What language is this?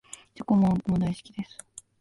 Japanese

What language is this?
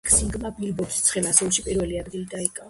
Georgian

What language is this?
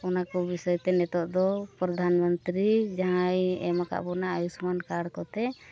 Santali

